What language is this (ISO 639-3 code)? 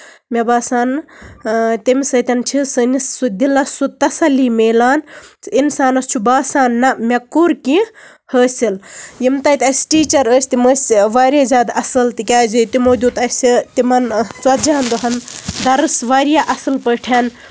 kas